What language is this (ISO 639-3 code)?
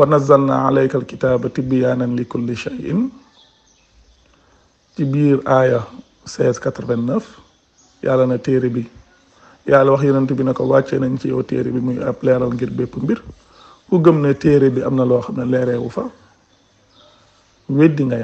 fra